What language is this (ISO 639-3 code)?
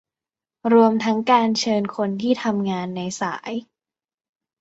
tha